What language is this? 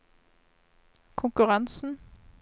Norwegian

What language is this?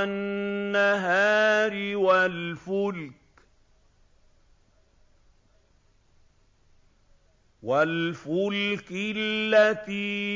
Arabic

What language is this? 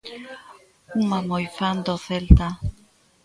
Galician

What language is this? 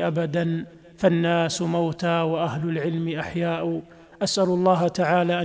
Arabic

